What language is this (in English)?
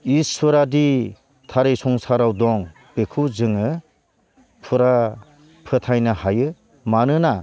Bodo